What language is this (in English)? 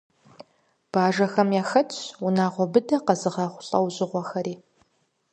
Kabardian